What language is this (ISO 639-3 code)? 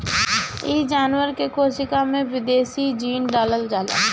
bho